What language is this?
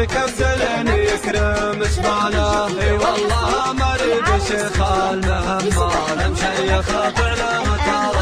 Arabic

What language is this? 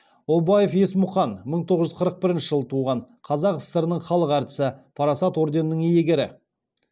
Kazakh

